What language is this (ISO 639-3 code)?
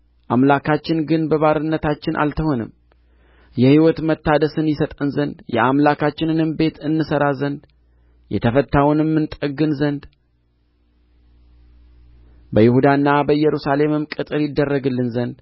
amh